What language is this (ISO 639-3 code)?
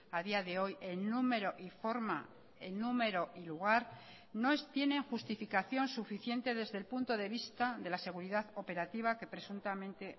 spa